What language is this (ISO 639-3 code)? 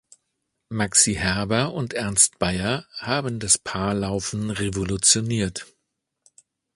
deu